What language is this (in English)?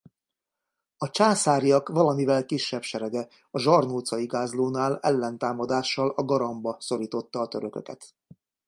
Hungarian